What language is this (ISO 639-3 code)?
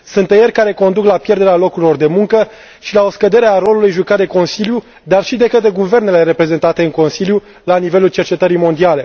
ron